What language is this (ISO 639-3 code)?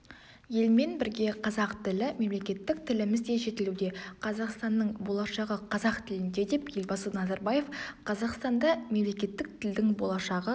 kaz